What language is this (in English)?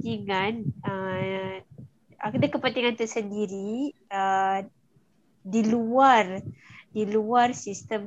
Malay